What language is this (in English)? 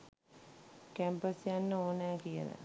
Sinhala